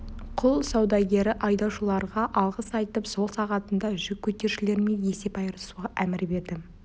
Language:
Kazakh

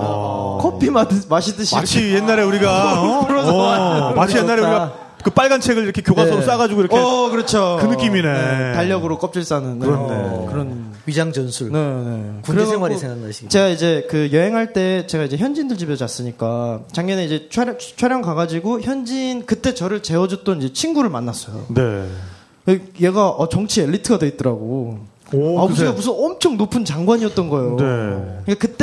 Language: Korean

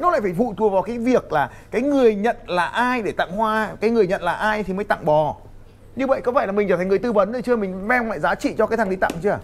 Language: Vietnamese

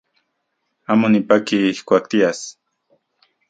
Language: Central Puebla Nahuatl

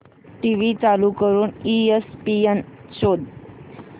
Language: Marathi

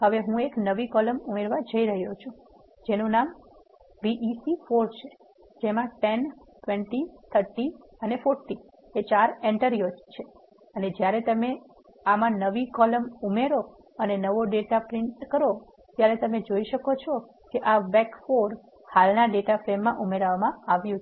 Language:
Gujarati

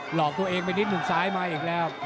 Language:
Thai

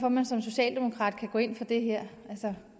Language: Danish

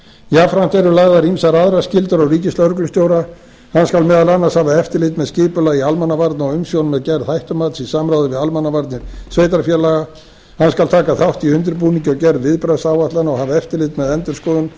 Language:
Icelandic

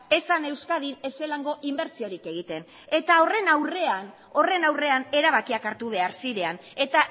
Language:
Basque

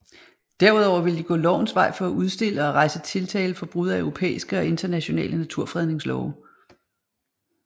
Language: Danish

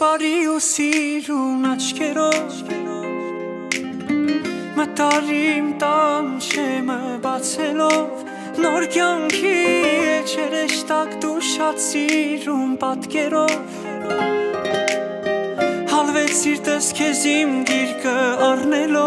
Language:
Romanian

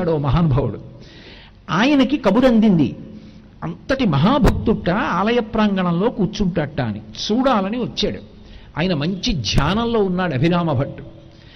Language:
Telugu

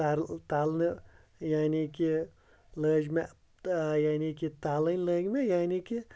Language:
Kashmiri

